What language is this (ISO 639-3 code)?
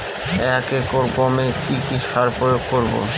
ben